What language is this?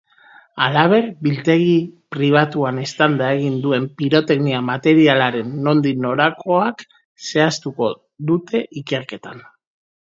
Basque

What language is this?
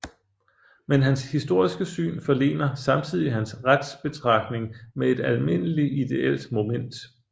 Danish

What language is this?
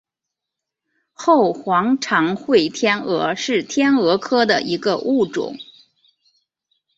Chinese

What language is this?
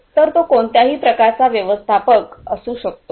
Marathi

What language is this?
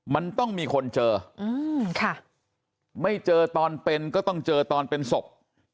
Thai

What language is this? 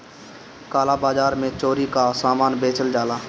Bhojpuri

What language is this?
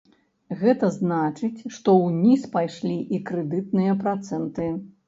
Belarusian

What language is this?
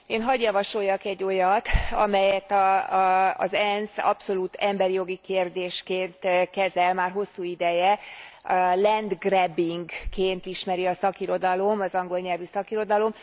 Hungarian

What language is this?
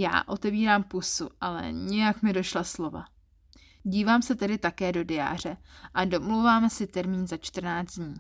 Czech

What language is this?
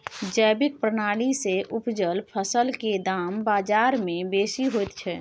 Maithili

